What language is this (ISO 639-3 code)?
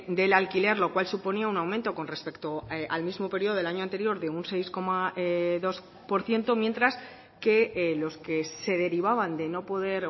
spa